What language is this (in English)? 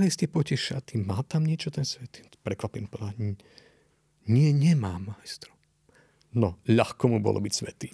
Slovak